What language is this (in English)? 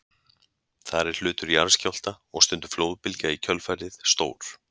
Icelandic